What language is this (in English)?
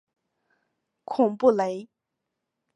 Chinese